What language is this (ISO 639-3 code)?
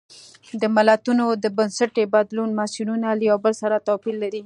pus